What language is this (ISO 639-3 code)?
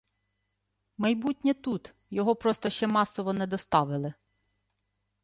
ukr